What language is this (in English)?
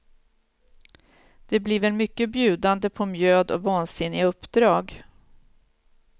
Swedish